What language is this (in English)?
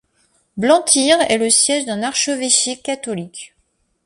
French